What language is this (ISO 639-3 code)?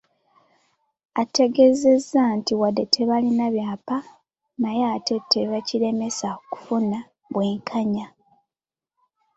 lug